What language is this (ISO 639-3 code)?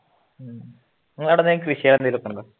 mal